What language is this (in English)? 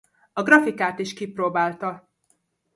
Hungarian